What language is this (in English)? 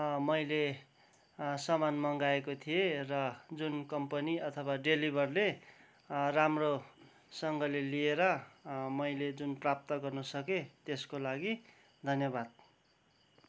Nepali